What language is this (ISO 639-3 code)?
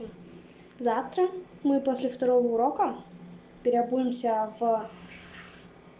rus